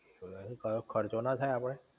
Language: Gujarati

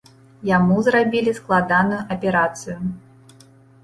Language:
Belarusian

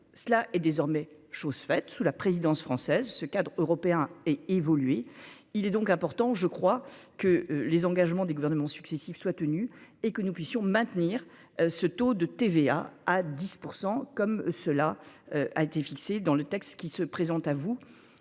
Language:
French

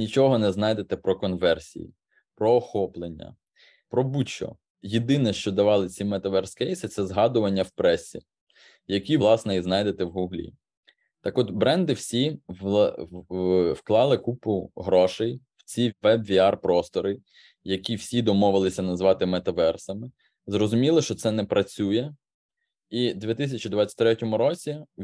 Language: Ukrainian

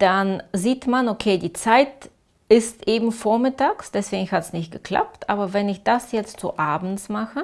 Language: German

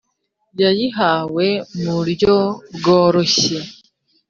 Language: Kinyarwanda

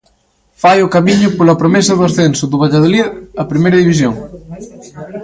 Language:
Galician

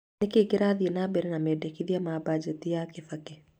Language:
Kikuyu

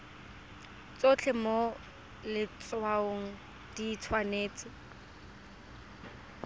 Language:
Tswana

